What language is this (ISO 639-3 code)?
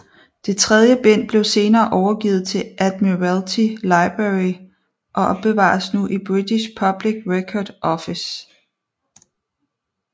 dan